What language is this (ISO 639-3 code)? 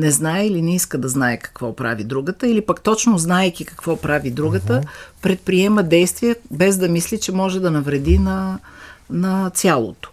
bul